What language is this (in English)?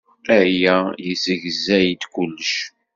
Kabyle